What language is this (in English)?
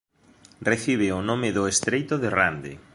Galician